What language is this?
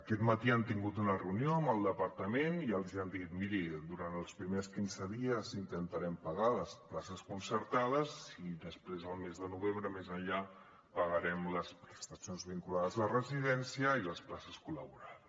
Catalan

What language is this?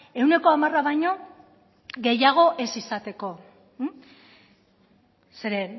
Basque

